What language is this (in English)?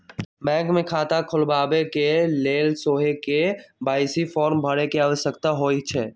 Magahi